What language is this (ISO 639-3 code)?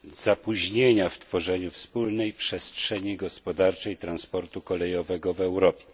pol